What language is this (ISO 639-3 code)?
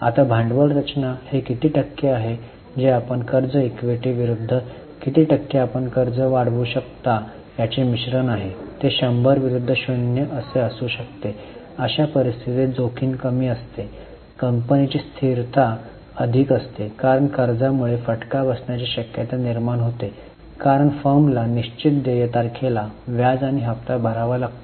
mar